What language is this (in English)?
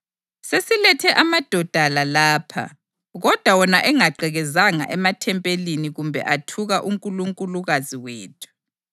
North Ndebele